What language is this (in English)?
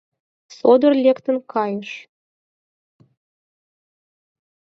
Mari